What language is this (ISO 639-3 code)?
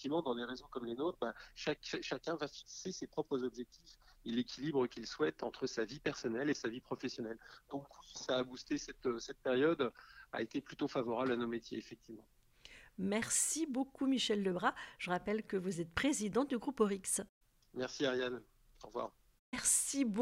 fra